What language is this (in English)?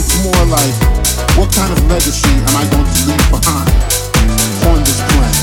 Czech